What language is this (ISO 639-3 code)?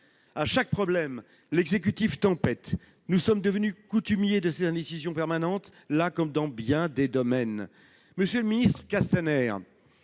fra